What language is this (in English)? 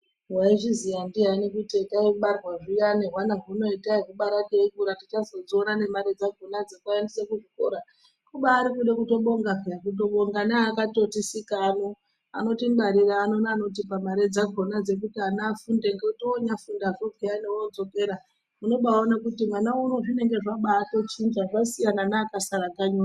Ndau